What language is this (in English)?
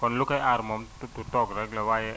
Wolof